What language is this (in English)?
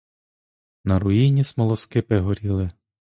Ukrainian